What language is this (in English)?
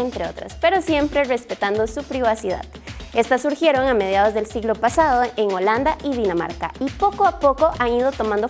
Spanish